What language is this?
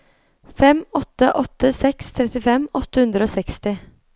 Norwegian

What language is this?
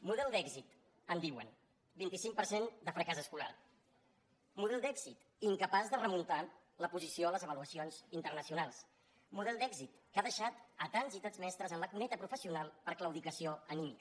Catalan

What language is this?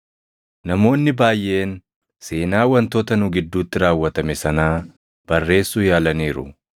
Oromo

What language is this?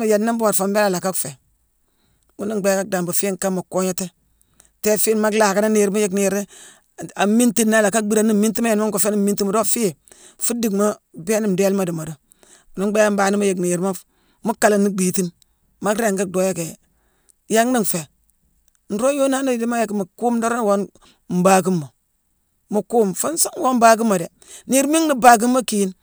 Mansoanka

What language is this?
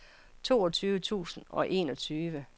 Danish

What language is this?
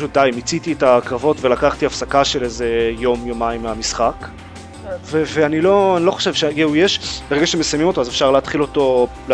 Hebrew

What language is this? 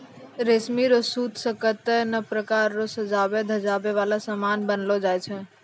Maithili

